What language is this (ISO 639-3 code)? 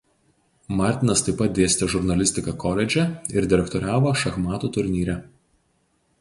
lit